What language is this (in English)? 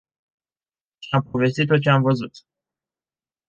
Romanian